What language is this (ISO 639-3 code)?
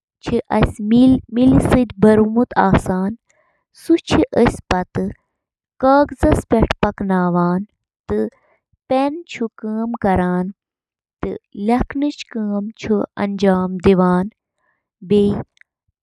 kas